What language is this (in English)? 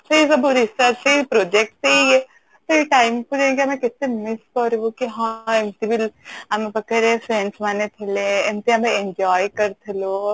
Odia